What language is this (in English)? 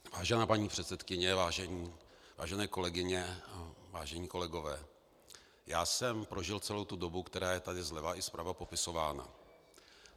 Czech